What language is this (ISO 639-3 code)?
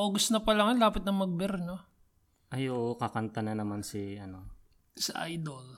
fil